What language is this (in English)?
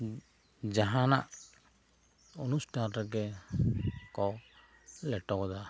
Santali